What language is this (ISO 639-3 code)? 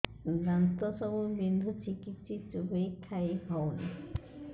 ori